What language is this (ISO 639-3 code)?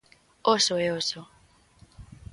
glg